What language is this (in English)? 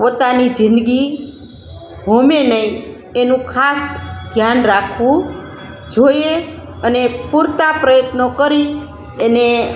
Gujarati